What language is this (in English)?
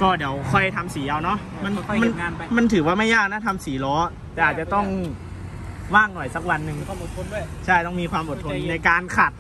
Thai